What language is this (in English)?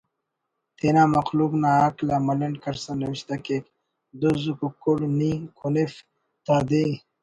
Brahui